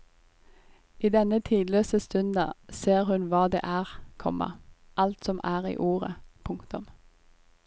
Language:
Norwegian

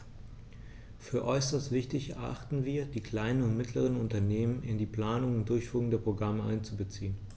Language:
German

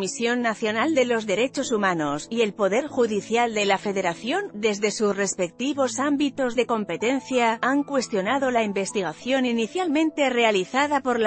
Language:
Spanish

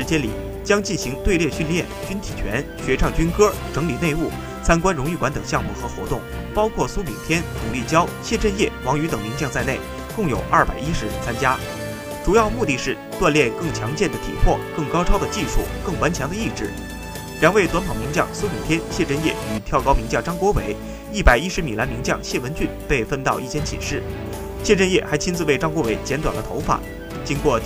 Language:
Chinese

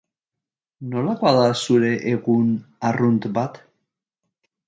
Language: Basque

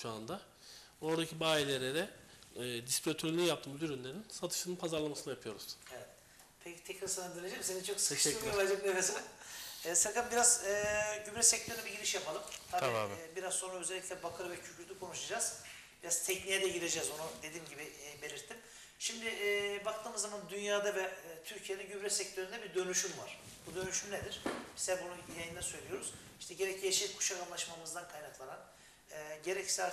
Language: Turkish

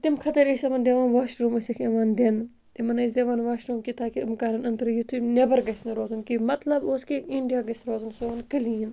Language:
Kashmiri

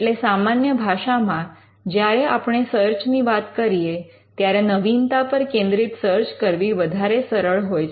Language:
Gujarati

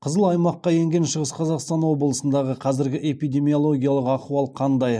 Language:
Kazakh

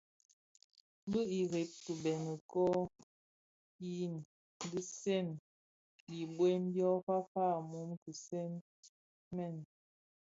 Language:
Bafia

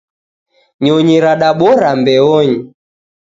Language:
Taita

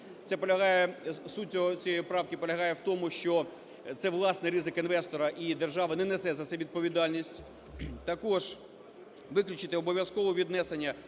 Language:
Ukrainian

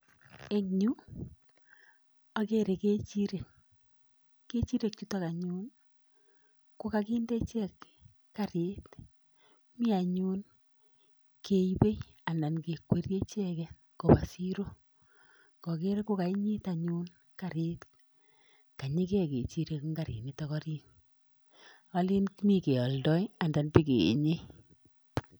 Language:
Kalenjin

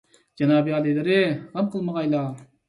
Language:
Uyghur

